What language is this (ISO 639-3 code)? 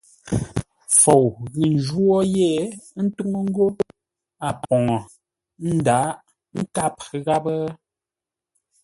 nla